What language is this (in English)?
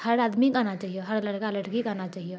Maithili